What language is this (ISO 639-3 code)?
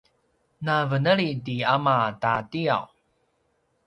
pwn